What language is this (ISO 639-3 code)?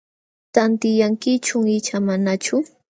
qxw